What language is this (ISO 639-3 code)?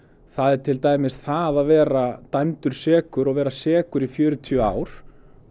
isl